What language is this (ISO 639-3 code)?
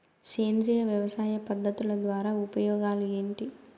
tel